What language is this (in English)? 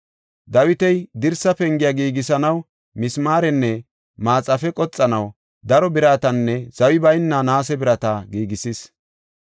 Gofa